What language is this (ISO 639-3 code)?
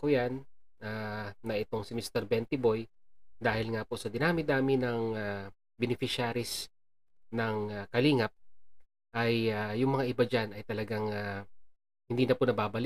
fil